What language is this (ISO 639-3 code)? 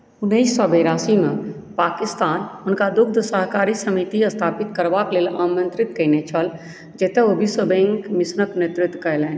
mai